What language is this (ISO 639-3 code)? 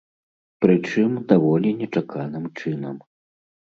bel